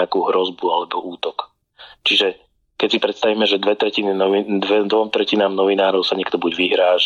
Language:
Slovak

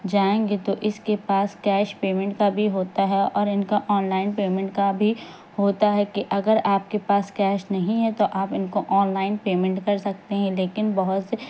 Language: Urdu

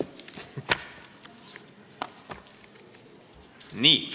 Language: Estonian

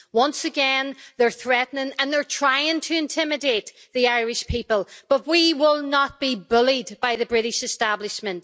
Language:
English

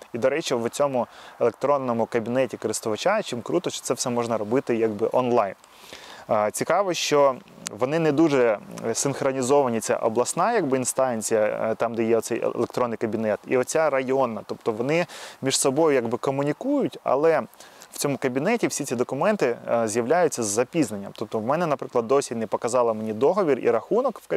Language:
Ukrainian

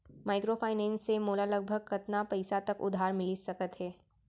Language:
Chhattisgarhi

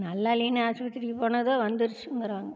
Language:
Tamil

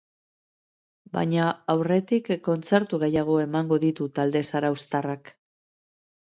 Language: Basque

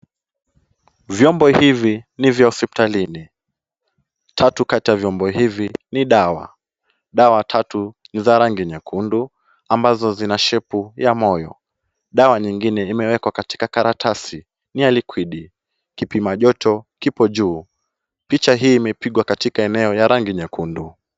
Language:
Swahili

